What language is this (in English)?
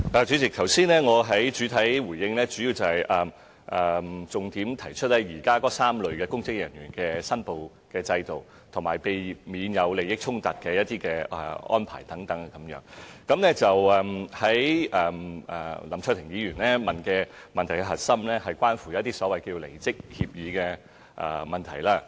Cantonese